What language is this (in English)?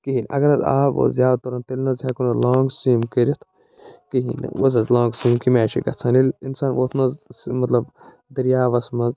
Kashmiri